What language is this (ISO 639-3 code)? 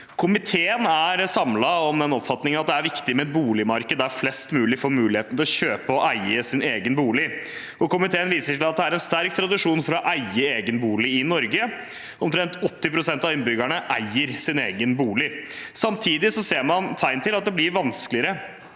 nor